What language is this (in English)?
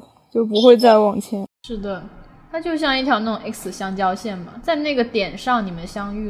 Chinese